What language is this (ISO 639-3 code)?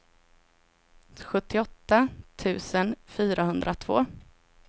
swe